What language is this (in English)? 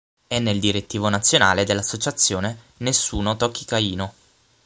Italian